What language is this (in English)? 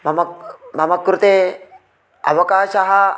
Sanskrit